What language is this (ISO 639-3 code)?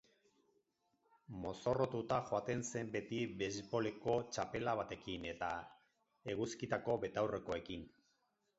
eus